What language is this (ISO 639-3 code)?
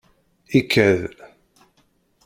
kab